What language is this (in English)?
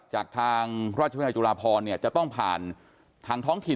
Thai